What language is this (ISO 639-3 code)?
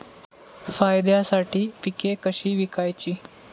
mar